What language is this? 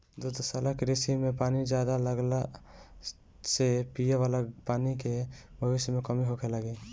Bhojpuri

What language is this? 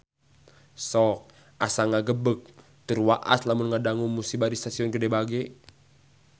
Sundanese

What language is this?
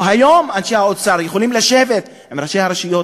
Hebrew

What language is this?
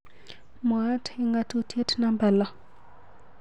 Kalenjin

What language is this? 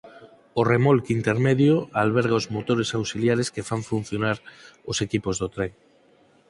Galician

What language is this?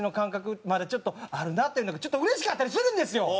Japanese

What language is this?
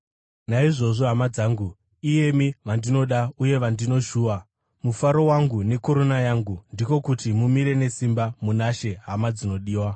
Shona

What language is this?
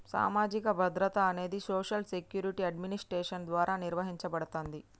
Telugu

